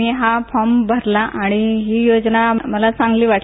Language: Marathi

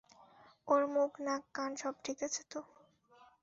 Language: Bangla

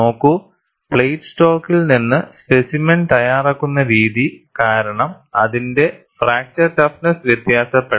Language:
Malayalam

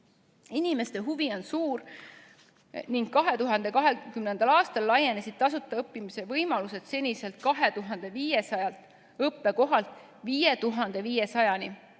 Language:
Estonian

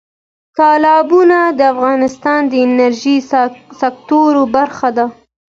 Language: Pashto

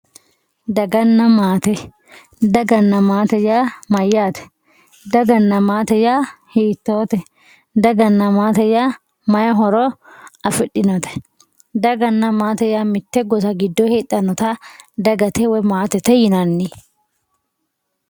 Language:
Sidamo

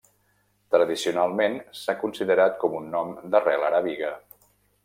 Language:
Catalan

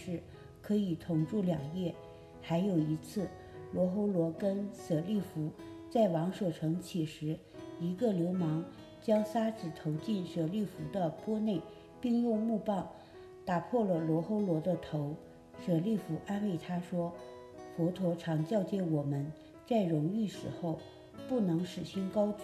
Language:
Chinese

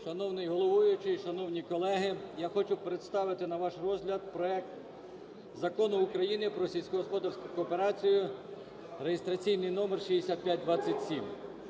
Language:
Ukrainian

